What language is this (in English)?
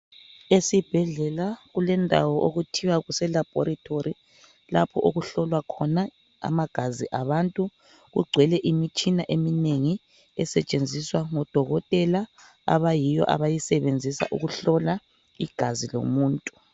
North Ndebele